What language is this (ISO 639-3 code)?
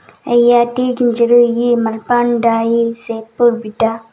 tel